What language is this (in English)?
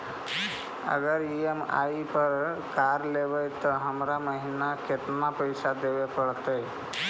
Magahi